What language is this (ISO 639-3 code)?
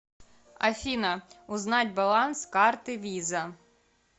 rus